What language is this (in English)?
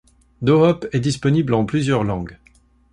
French